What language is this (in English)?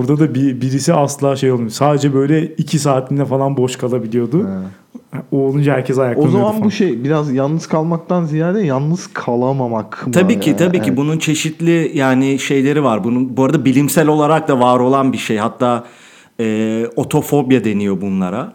Turkish